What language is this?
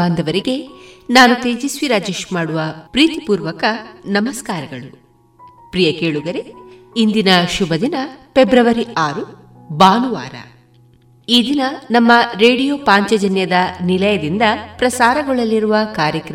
Kannada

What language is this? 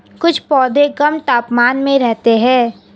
Hindi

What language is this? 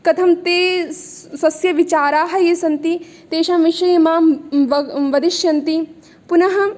Sanskrit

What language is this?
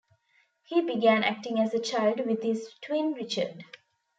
English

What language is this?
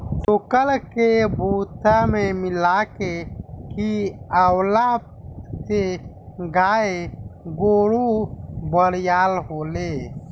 Bhojpuri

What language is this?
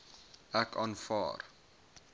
Afrikaans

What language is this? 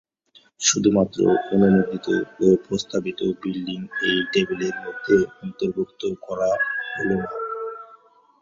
Bangla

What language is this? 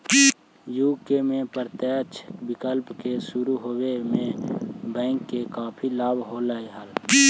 Magahi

